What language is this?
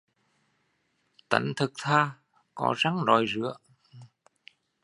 Vietnamese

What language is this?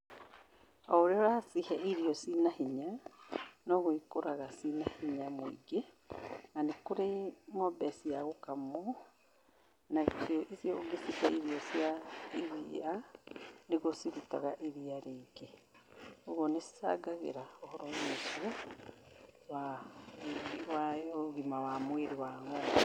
Kikuyu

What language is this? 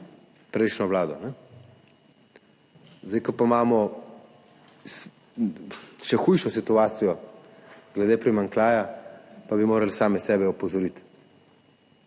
Slovenian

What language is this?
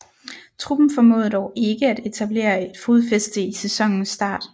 Danish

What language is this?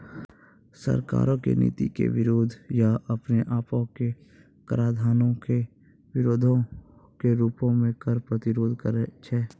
Maithili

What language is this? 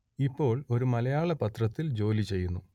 Malayalam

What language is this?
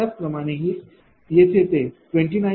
Marathi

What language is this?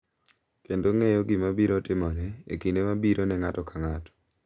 Luo (Kenya and Tanzania)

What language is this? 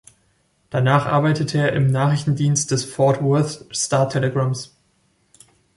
German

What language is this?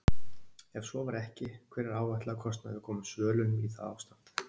Icelandic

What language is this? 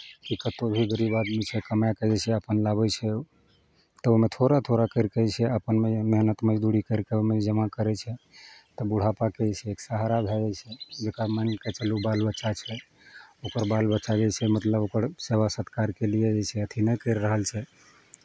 Maithili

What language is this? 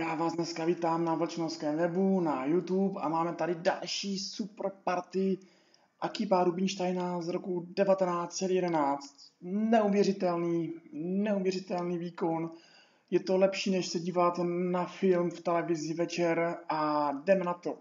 Czech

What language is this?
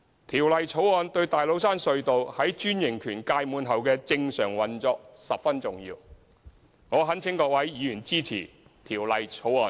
Cantonese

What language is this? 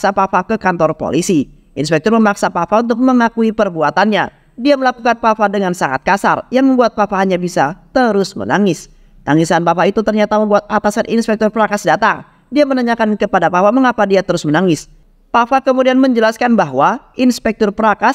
Indonesian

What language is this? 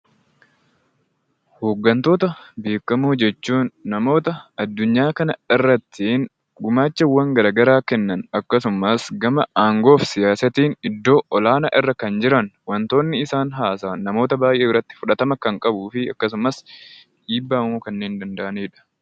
Oromo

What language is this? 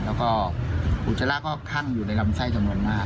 Thai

